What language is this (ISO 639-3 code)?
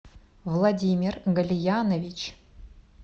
rus